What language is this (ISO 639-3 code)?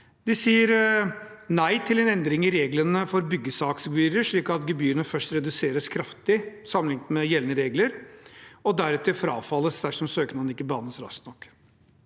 nor